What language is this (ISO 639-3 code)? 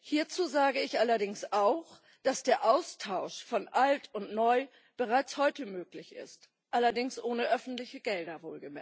deu